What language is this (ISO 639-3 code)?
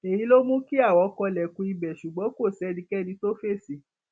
yor